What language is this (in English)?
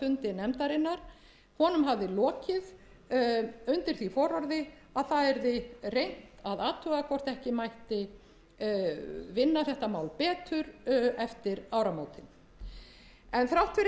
Icelandic